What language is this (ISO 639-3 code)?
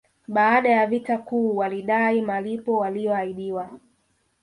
swa